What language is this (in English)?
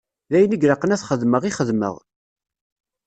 Kabyle